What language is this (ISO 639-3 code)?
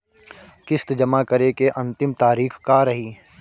bho